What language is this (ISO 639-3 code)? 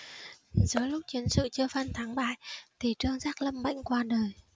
vie